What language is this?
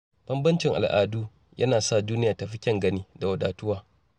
Hausa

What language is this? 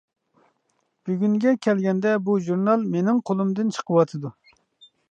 Uyghur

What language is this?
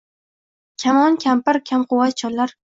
Uzbek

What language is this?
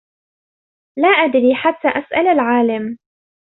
Arabic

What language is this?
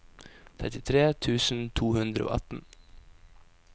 Norwegian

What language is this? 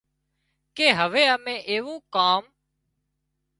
Wadiyara Koli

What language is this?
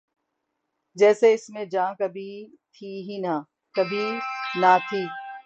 Urdu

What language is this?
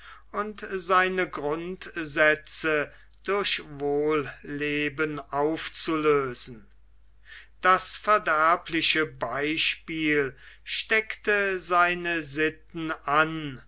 German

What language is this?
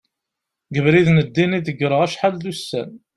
Kabyle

